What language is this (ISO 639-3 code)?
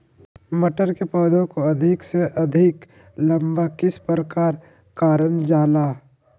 mag